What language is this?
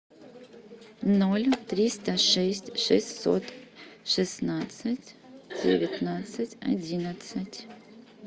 Russian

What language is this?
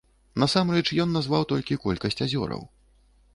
Belarusian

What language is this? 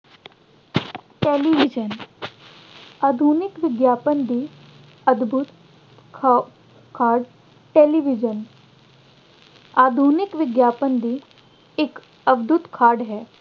Punjabi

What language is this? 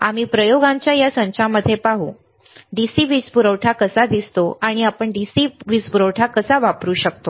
Marathi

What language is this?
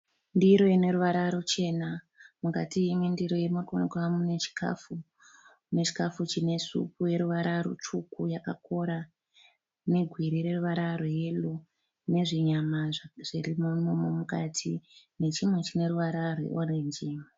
Shona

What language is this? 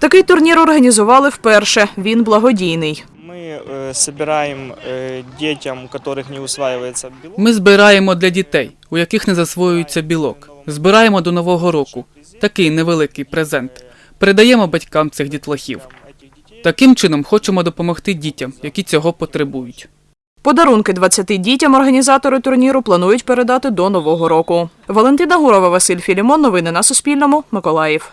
Ukrainian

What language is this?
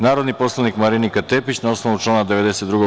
Serbian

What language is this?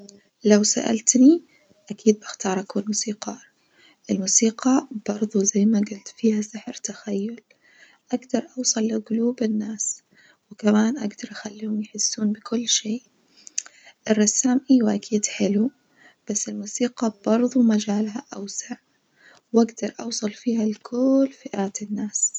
Najdi Arabic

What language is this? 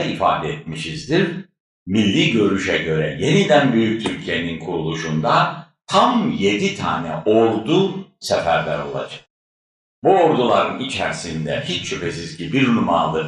Turkish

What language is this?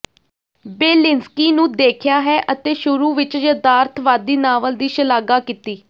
Punjabi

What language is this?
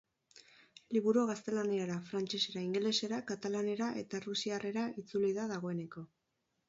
Basque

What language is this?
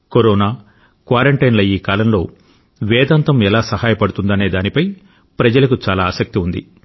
Telugu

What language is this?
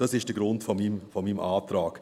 Swiss German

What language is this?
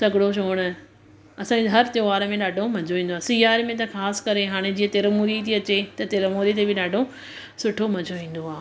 Sindhi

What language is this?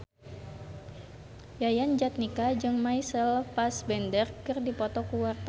Sundanese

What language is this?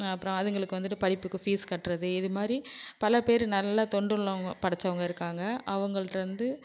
Tamil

